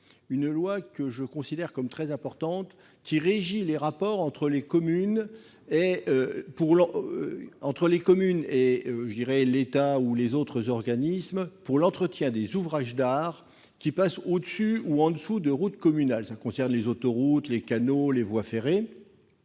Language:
French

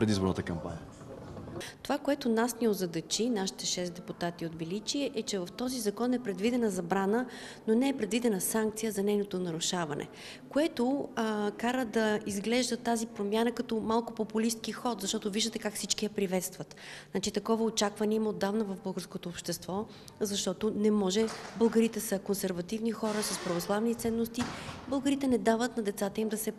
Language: Bulgarian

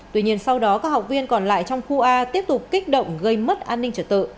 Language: Vietnamese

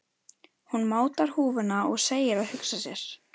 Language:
Icelandic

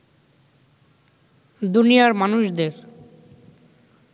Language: Bangla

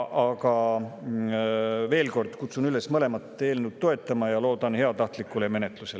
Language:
Estonian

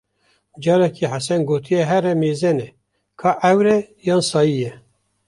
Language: Kurdish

